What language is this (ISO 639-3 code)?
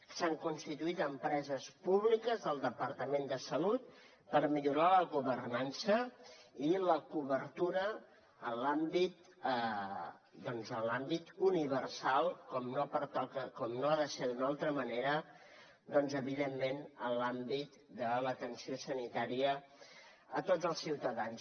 cat